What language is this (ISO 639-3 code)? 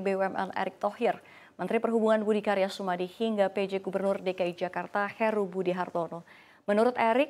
ind